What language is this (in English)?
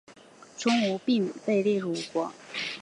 Chinese